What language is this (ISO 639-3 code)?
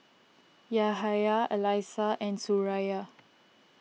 eng